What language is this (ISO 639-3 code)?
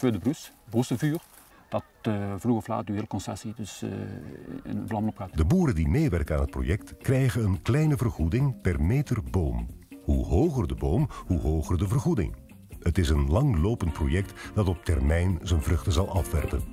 nld